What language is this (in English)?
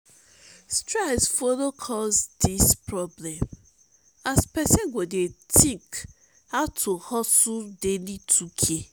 Nigerian Pidgin